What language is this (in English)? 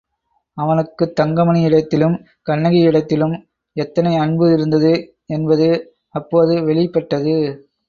Tamil